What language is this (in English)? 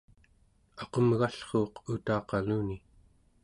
Central Yupik